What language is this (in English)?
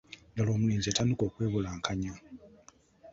Ganda